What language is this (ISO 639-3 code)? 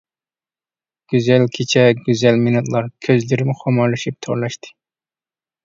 uig